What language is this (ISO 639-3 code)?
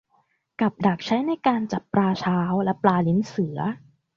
tha